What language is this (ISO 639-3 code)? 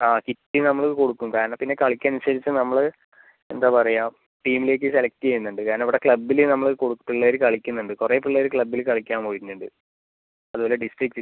mal